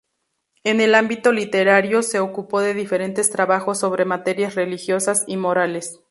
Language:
Spanish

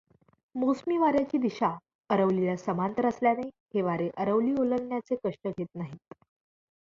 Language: Marathi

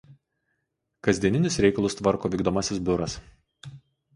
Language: Lithuanian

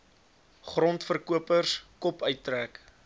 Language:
Afrikaans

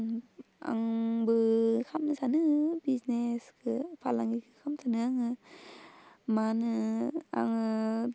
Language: Bodo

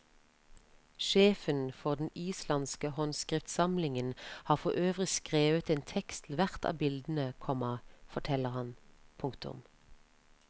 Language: Norwegian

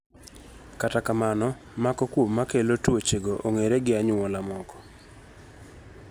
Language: Luo (Kenya and Tanzania)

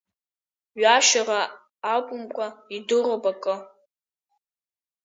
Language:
Abkhazian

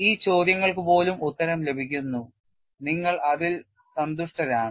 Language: Malayalam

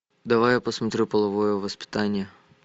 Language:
Russian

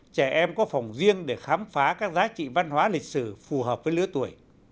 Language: Vietnamese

